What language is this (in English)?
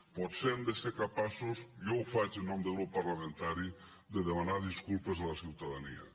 Catalan